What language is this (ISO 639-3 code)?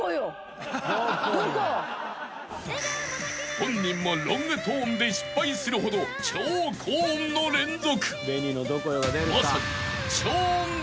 jpn